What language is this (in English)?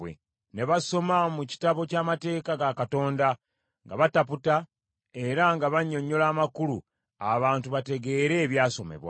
Ganda